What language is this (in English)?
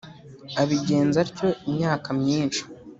Kinyarwanda